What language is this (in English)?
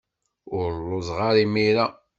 Kabyle